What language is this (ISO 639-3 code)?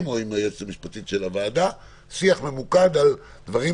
heb